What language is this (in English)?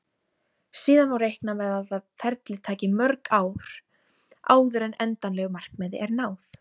Icelandic